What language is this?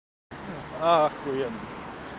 Russian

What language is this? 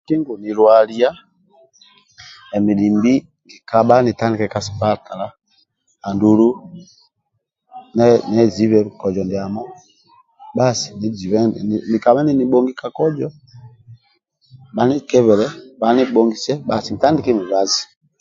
Amba (Uganda)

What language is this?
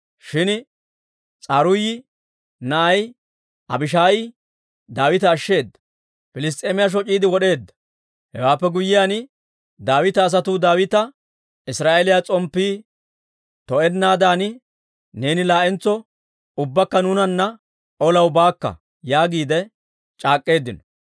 Dawro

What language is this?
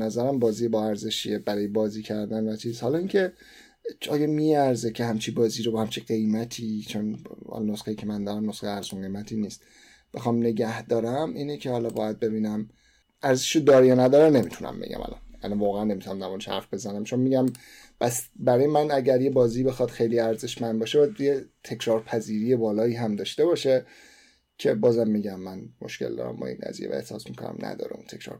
Persian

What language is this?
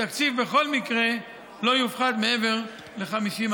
Hebrew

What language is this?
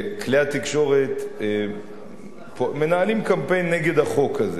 Hebrew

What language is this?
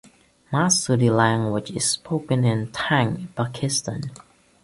English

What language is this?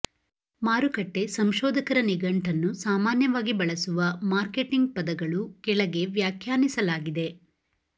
Kannada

